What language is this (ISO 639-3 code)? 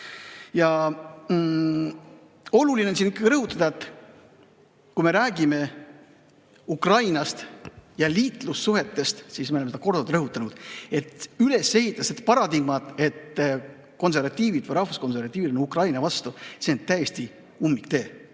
est